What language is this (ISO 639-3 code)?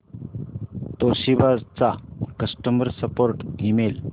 mar